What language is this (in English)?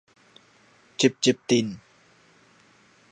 Min Nan Chinese